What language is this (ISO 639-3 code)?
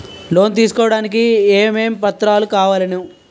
tel